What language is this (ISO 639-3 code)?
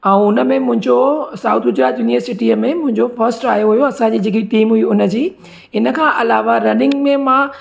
snd